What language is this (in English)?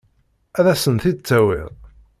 Kabyle